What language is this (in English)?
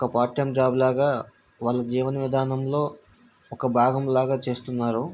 Telugu